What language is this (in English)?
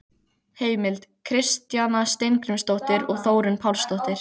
Icelandic